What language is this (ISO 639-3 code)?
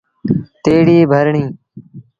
sbn